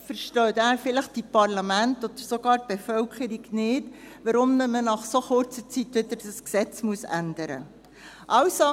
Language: Swiss German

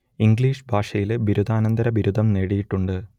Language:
Malayalam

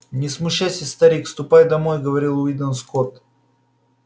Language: Russian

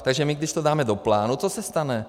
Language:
Czech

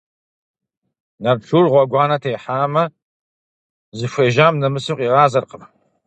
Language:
Kabardian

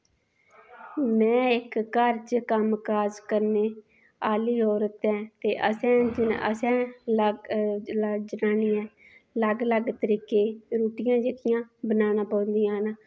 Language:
Dogri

